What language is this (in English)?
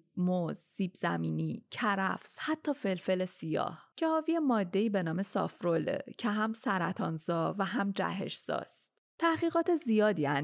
Persian